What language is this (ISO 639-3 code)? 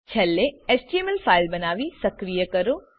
guj